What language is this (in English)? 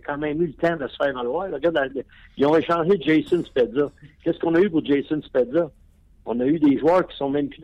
French